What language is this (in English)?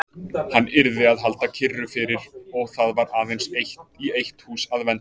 Icelandic